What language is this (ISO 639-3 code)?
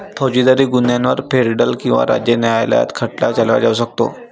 mar